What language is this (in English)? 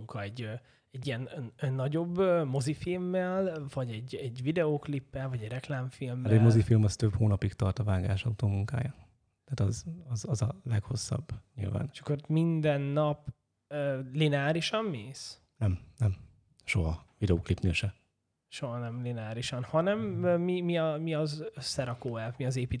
Hungarian